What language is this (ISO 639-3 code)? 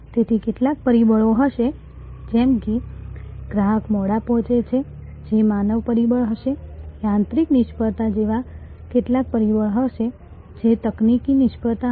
guj